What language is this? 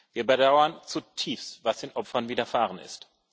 German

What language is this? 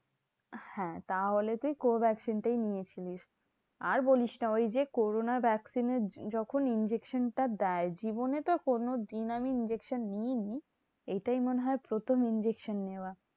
Bangla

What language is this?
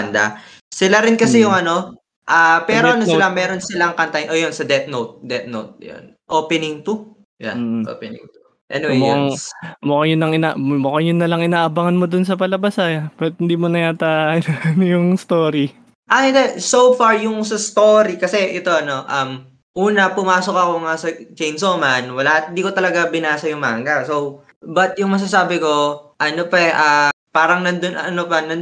Filipino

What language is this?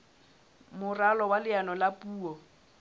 Southern Sotho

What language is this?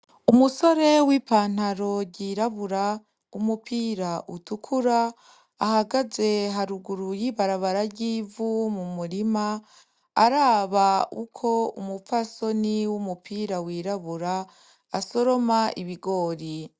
Rundi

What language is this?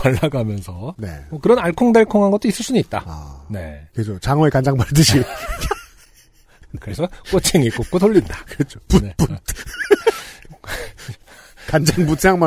Korean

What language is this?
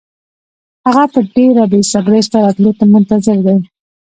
Pashto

